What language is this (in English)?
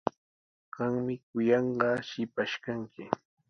Sihuas Ancash Quechua